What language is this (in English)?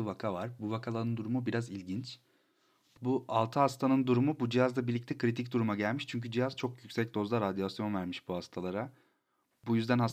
Turkish